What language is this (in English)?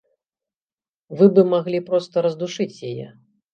Belarusian